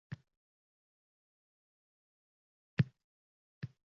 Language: Uzbek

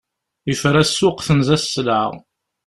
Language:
Kabyle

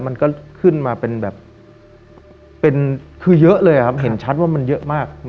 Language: Thai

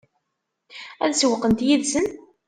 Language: Kabyle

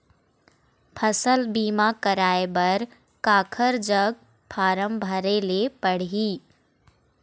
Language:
Chhattisgarhi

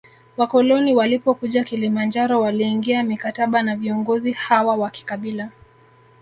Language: Swahili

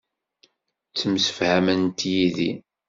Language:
Kabyle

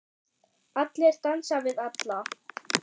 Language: Icelandic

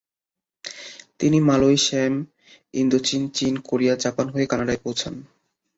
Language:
Bangla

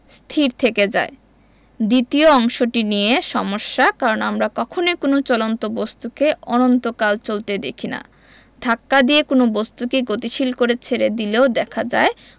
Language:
Bangla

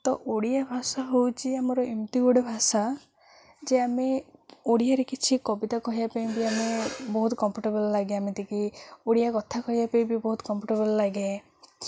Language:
Odia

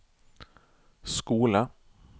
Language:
Norwegian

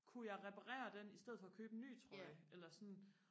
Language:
Danish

